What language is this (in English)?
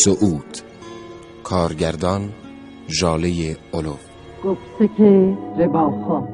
Persian